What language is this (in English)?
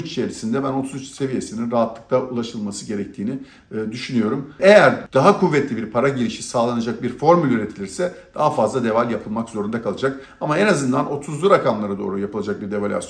Turkish